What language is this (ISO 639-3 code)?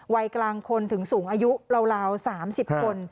tha